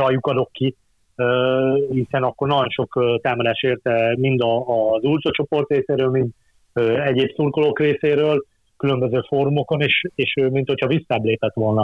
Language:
Hungarian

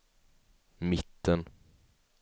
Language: Swedish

